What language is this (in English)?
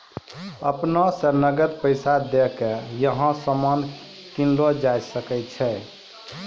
Maithili